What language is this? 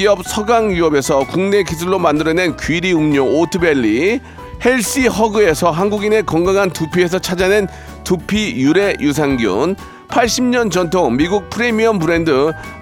Korean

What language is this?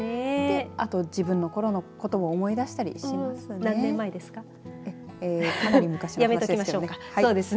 Japanese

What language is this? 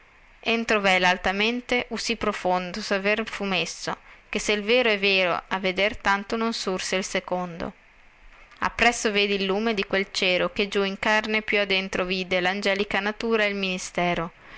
Italian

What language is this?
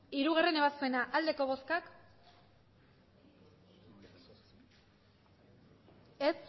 Basque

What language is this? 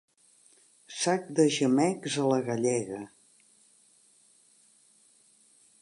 Catalan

